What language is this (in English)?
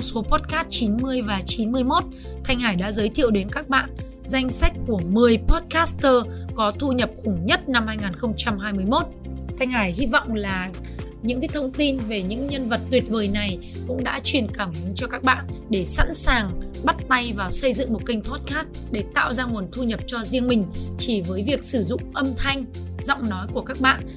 Vietnamese